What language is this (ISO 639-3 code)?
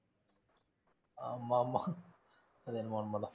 tam